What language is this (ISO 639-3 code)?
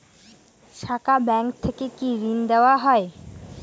ben